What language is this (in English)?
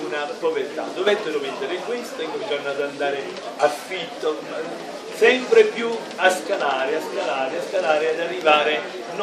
Italian